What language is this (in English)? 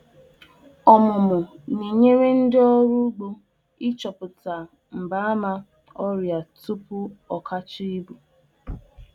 Igbo